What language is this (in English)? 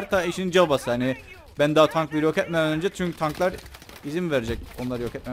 Turkish